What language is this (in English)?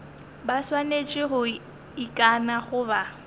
Northern Sotho